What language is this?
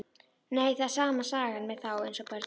Icelandic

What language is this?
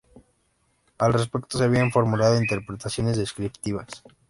Spanish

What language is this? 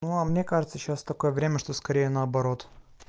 Russian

